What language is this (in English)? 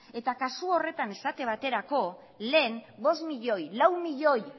Basque